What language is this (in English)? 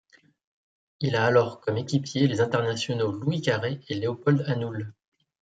French